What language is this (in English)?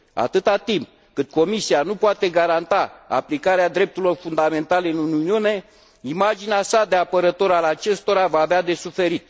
Romanian